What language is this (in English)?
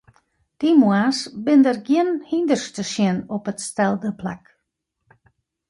Western Frisian